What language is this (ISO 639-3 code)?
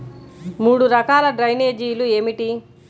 tel